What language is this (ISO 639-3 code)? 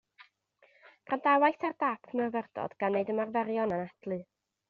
cym